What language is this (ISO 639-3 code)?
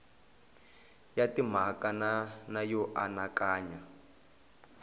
tso